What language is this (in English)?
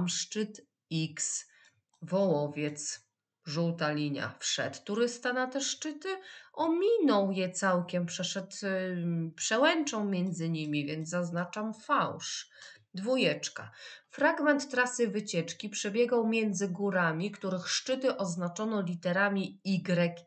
Polish